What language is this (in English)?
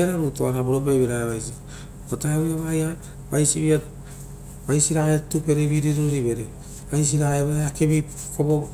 Rotokas